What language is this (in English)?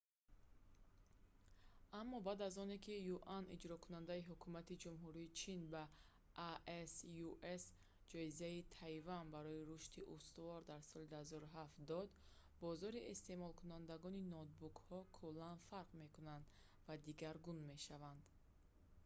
Tajik